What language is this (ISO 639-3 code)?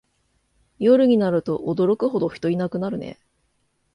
jpn